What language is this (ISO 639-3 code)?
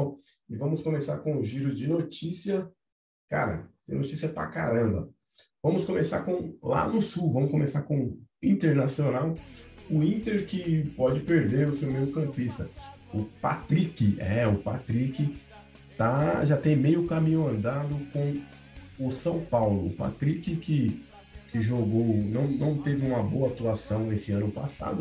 por